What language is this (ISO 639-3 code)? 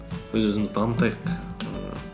kaz